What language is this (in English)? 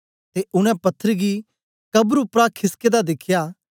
Dogri